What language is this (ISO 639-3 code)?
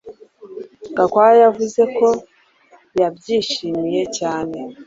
kin